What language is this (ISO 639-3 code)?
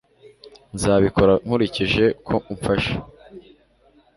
kin